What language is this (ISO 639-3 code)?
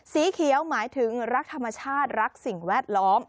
tha